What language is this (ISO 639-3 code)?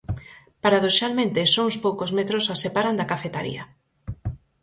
glg